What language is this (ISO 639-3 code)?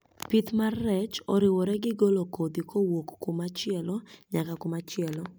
luo